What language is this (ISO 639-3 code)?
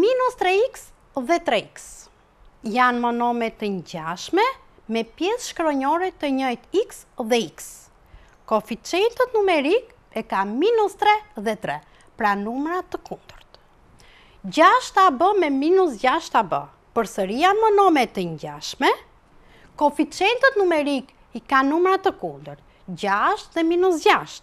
nld